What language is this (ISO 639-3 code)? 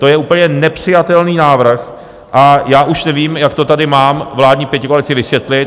ces